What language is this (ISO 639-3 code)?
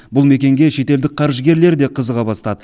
kaz